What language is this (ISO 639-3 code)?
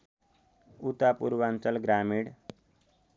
nep